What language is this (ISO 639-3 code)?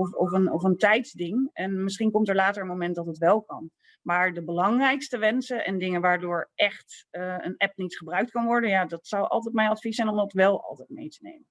nld